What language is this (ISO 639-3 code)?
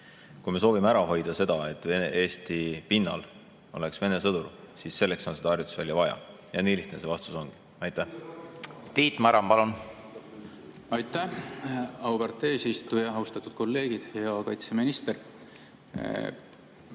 est